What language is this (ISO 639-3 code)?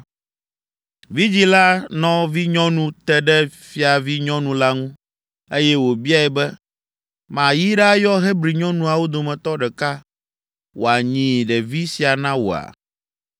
ewe